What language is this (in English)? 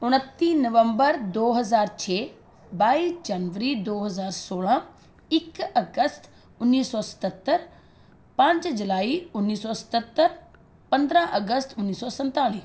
Punjabi